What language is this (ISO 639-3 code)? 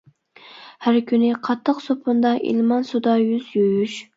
uig